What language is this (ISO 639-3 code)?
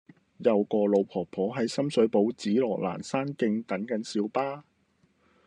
yue